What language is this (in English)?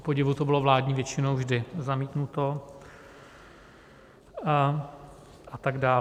Czech